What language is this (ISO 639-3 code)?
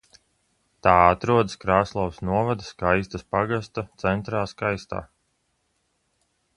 lav